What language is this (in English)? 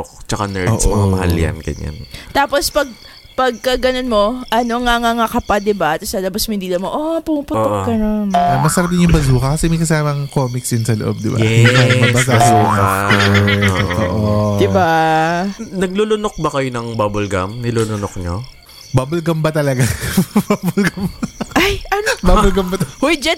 Filipino